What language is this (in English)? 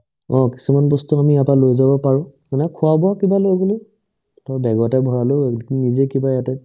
Assamese